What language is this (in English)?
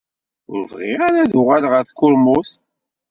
Kabyle